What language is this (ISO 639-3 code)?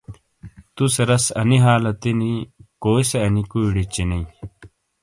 scl